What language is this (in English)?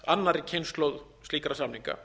Icelandic